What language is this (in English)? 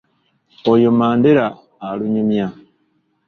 Ganda